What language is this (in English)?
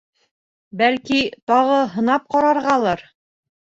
Bashkir